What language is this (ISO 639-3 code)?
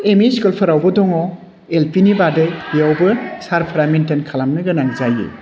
brx